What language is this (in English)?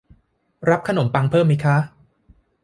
Thai